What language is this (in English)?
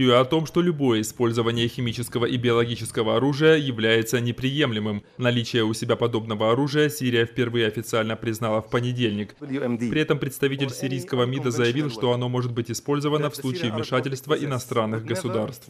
Russian